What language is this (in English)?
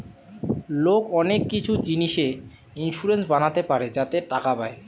Bangla